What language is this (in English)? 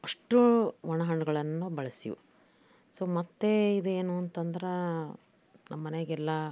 Kannada